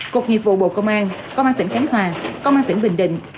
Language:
Vietnamese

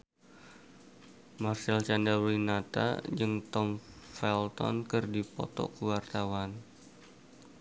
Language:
Sundanese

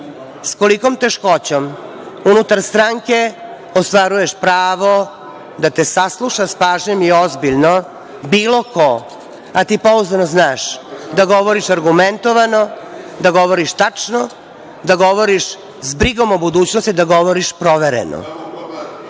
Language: Serbian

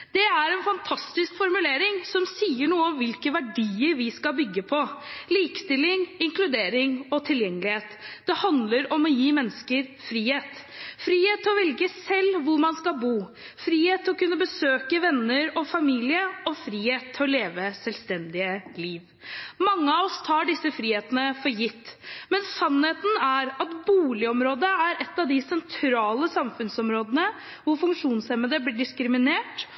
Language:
Norwegian Bokmål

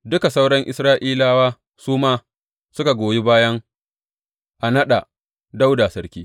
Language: Hausa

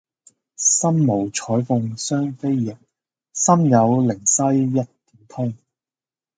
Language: Cantonese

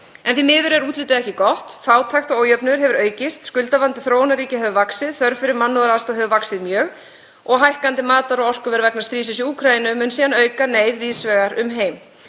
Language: Icelandic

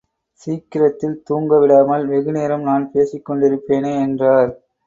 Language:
Tamil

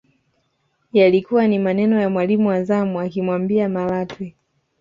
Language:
Swahili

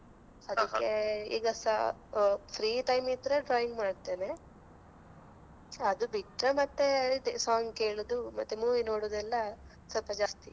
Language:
Kannada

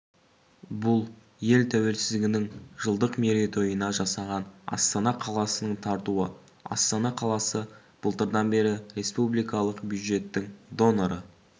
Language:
Kazakh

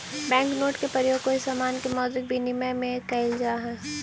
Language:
Magahi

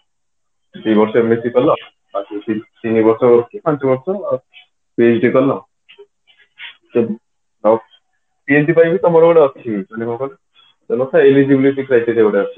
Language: Odia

